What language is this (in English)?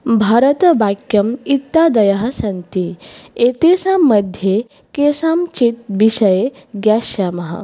Sanskrit